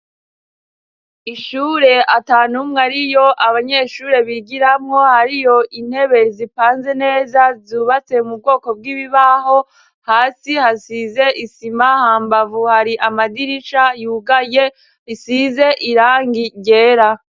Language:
Rundi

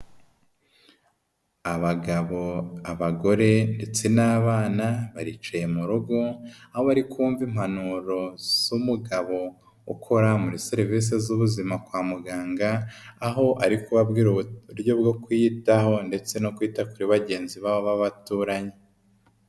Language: Kinyarwanda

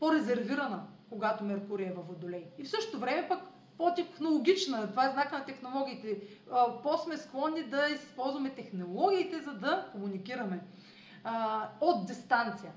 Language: Bulgarian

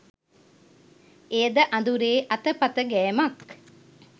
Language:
Sinhala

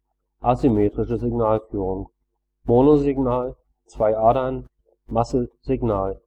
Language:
German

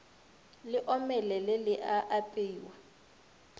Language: Northern Sotho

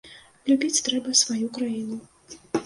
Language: Belarusian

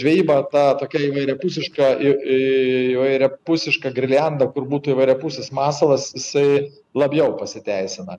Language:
Lithuanian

